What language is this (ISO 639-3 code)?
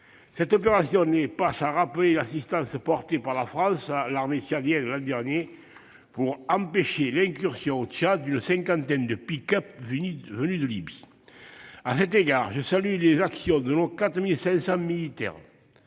fra